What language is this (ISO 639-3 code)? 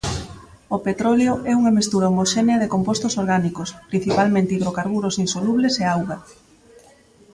glg